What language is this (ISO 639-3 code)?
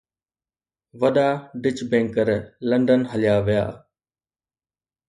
snd